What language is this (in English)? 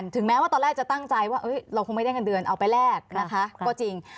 Thai